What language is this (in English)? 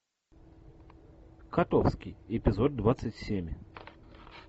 Russian